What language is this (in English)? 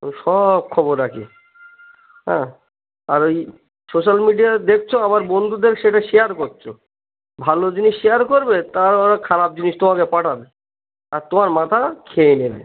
Bangla